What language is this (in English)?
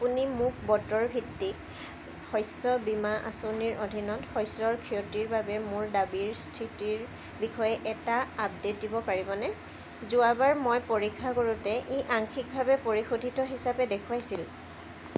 Assamese